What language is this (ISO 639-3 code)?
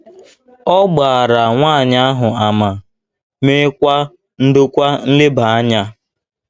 ibo